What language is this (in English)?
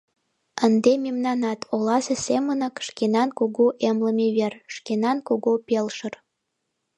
Mari